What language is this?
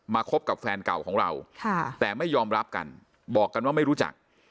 Thai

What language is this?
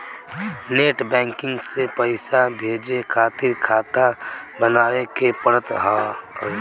Bhojpuri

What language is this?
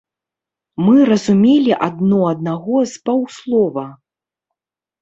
Belarusian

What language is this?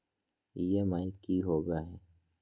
Magahi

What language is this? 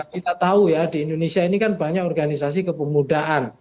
Indonesian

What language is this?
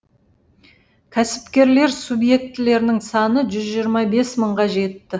Kazakh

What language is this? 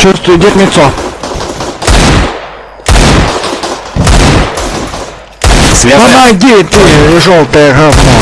Russian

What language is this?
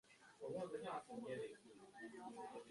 Chinese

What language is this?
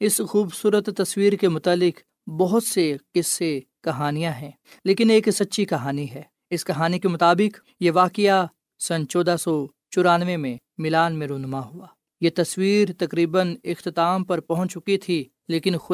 Urdu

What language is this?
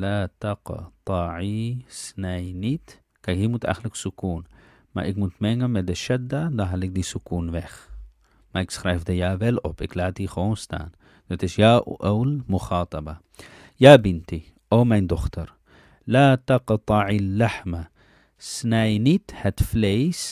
Dutch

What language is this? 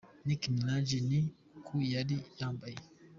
Kinyarwanda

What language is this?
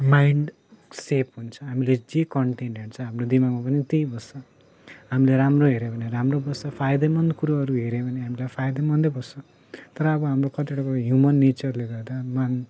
Nepali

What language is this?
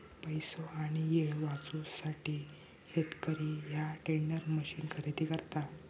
Marathi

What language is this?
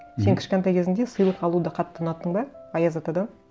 Kazakh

